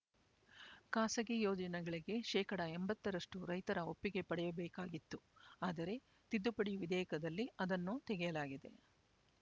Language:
Kannada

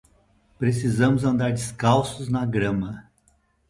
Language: Portuguese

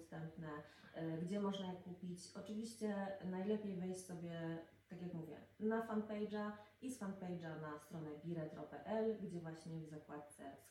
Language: Polish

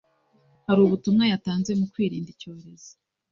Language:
Kinyarwanda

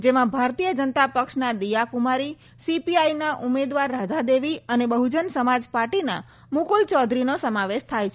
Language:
Gujarati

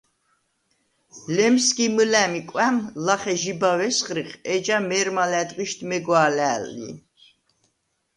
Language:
Svan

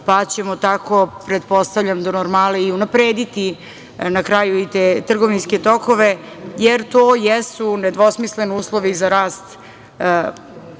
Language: Serbian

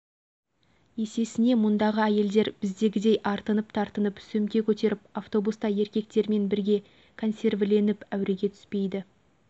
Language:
Kazakh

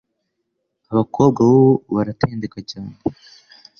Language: Kinyarwanda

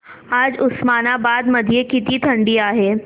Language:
Marathi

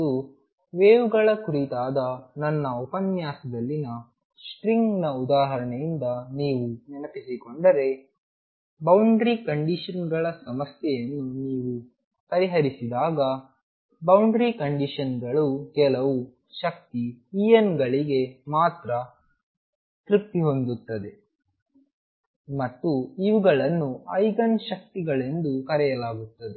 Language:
Kannada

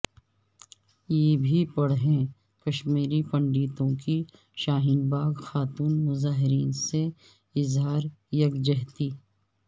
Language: Urdu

